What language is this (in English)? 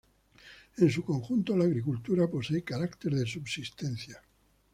Spanish